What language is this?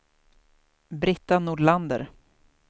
Swedish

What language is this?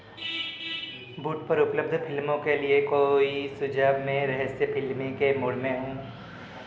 Hindi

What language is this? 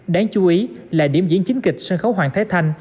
Vietnamese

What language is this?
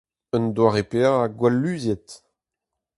Breton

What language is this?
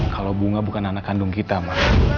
Indonesian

